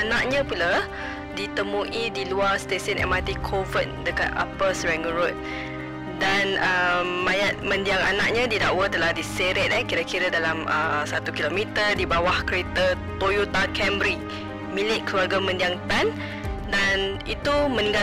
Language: Malay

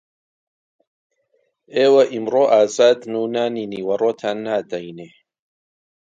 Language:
Central Kurdish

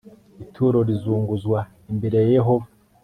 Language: Kinyarwanda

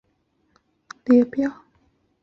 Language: Chinese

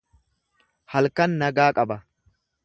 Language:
Oromo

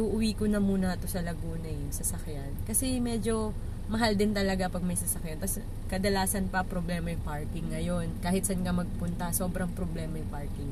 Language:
Filipino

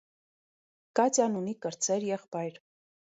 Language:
Armenian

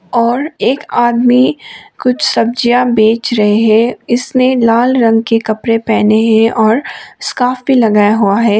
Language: Hindi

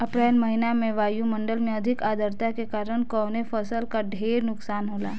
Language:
Bhojpuri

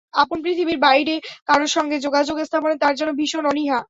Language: Bangla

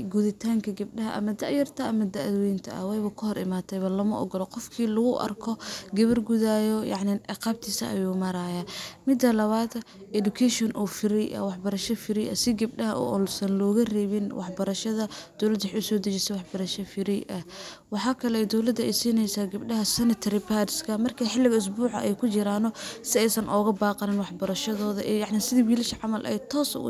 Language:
Somali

